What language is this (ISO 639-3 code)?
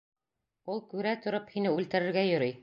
bak